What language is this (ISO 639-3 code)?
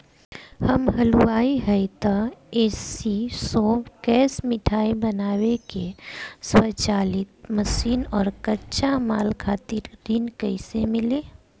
bho